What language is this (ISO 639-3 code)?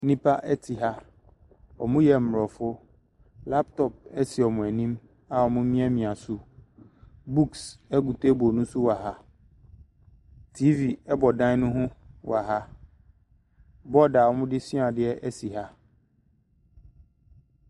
aka